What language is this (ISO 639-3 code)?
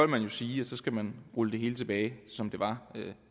dan